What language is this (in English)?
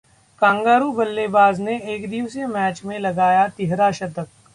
Hindi